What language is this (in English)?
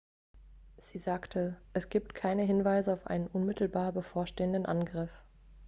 German